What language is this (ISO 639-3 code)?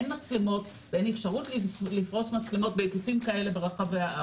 heb